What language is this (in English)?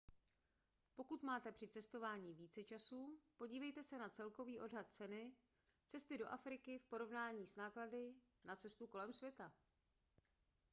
Czech